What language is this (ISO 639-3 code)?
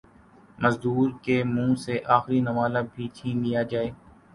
urd